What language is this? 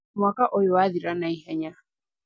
Kikuyu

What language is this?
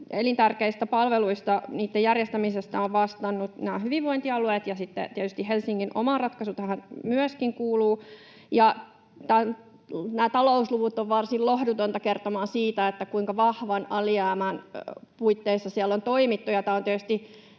Finnish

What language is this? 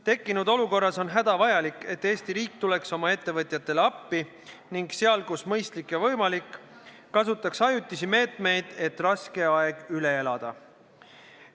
Estonian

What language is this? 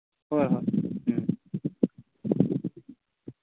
Manipuri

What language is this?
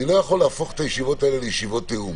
Hebrew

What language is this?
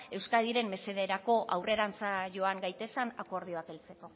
Basque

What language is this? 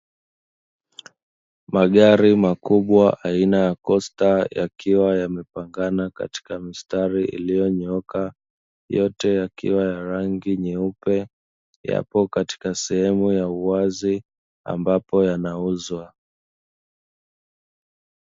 Swahili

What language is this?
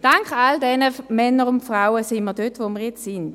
Swiss German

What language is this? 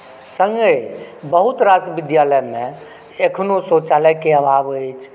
Maithili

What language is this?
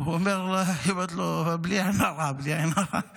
Hebrew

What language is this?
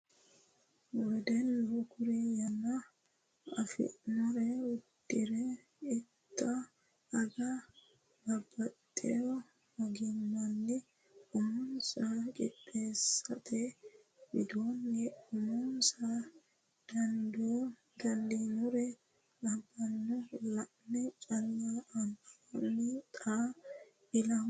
Sidamo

